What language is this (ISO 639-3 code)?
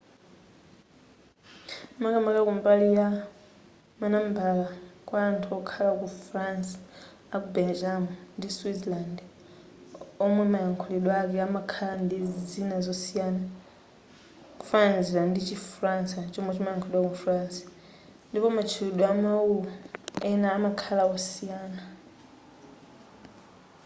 nya